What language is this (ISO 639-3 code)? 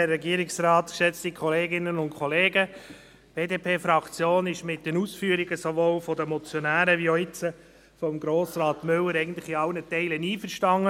gsw